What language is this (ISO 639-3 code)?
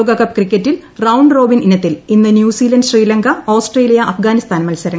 mal